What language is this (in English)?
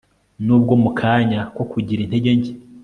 Kinyarwanda